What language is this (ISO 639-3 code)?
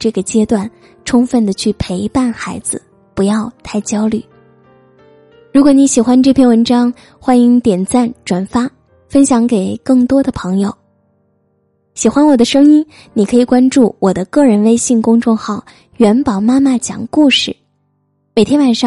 zho